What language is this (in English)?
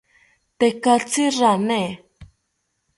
South Ucayali Ashéninka